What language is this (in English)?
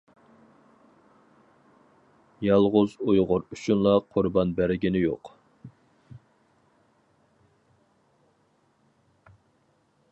Uyghur